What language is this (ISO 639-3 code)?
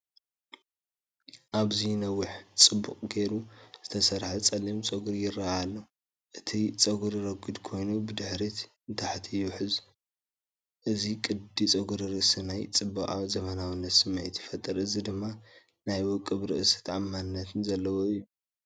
tir